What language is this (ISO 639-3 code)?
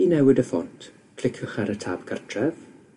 cym